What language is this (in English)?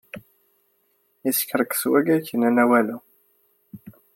Kabyle